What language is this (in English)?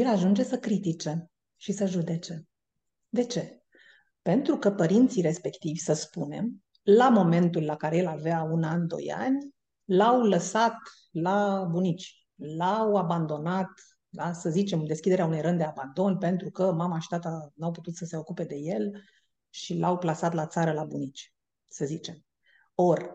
Romanian